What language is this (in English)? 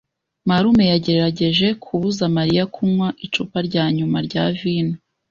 Kinyarwanda